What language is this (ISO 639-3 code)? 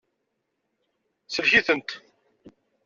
kab